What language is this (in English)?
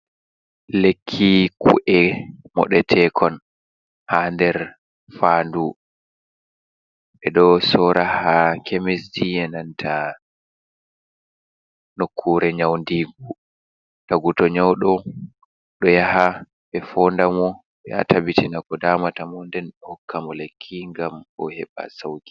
Fula